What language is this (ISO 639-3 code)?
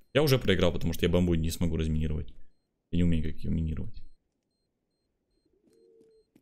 rus